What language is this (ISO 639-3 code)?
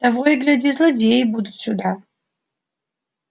rus